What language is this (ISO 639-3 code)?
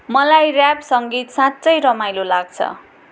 nep